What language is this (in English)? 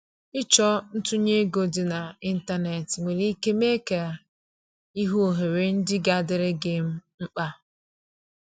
Igbo